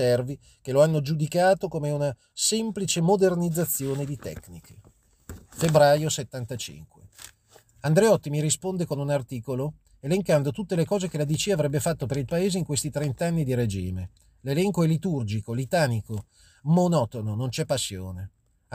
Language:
Italian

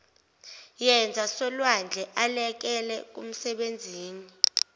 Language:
Zulu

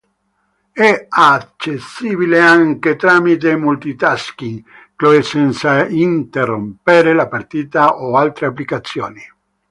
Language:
Italian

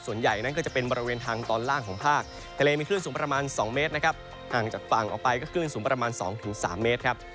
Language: Thai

